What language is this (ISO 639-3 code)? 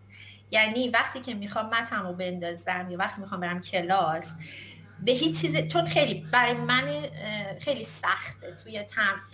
fas